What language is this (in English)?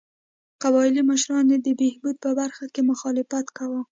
Pashto